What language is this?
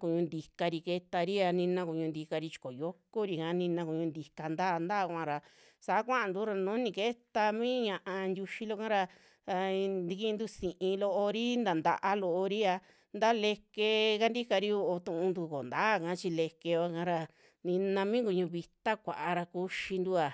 Western Juxtlahuaca Mixtec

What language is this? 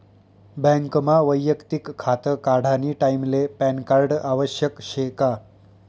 Marathi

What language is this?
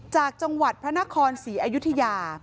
Thai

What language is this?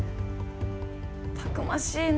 Japanese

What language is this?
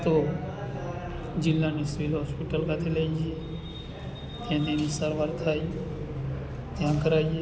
Gujarati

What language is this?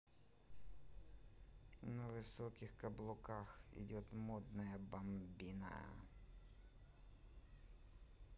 Russian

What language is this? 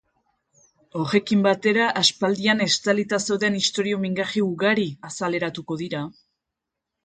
Basque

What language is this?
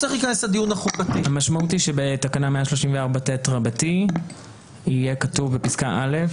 Hebrew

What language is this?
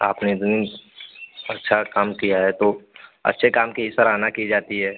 Hindi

